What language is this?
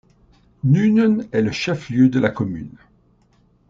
French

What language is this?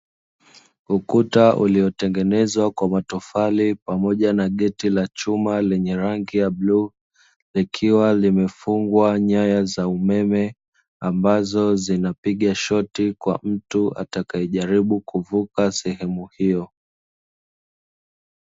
Swahili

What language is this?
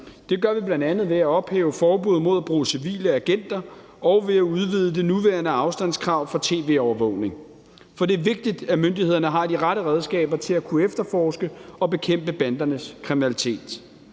Danish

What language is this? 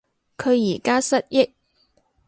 Cantonese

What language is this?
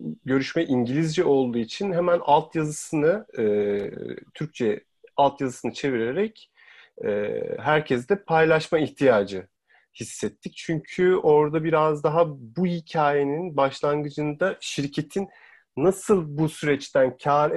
Turkish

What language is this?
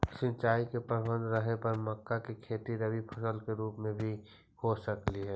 Magahi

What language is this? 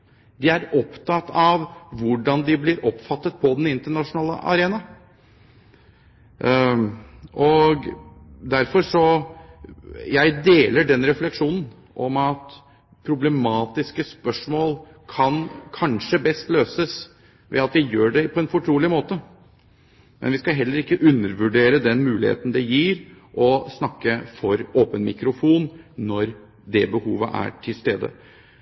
Norwegian Bokmål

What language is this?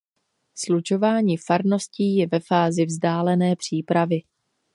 Czech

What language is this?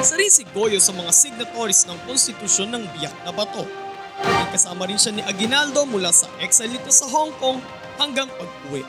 Filipino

